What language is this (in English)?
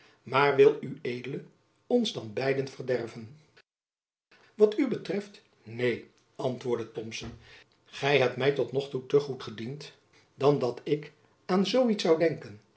Dutch